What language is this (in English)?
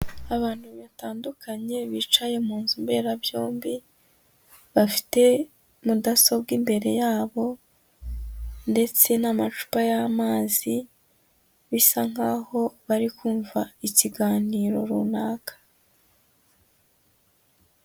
Kinyarwanda